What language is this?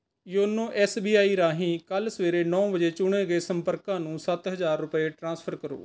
Punjabi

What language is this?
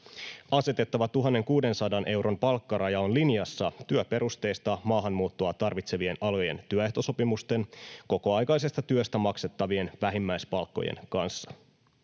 Finnish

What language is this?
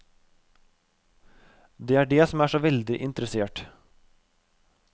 Norwegian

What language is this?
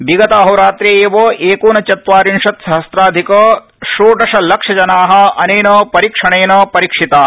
Sanskrit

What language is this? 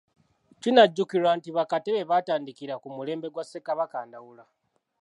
Ganda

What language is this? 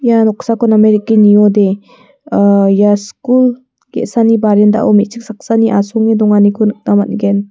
Garo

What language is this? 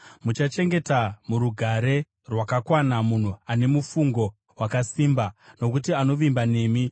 Shona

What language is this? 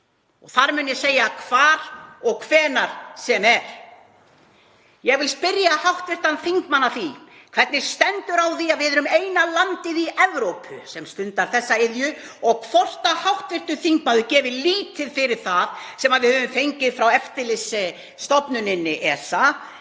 Icelandic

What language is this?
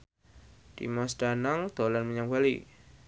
Javanese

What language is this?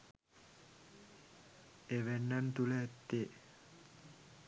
Sinhala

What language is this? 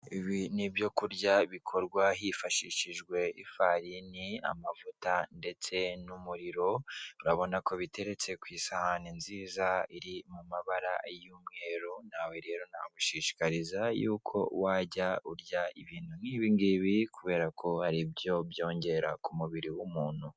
Kinyarwanda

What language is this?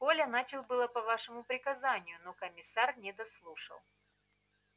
Russian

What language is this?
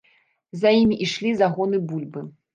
Belarusian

